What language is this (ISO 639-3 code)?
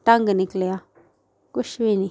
doi